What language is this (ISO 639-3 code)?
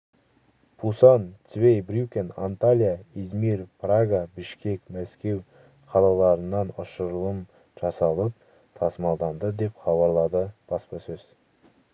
kaz